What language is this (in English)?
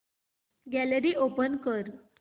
Marathi